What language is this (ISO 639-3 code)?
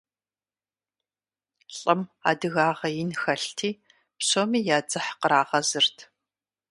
kbd